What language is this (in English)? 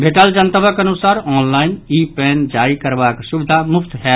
Maithili